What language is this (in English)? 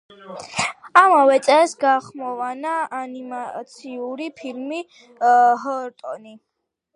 Georgian